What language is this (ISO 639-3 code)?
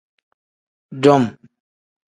kdh